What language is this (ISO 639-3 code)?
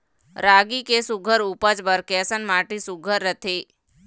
hne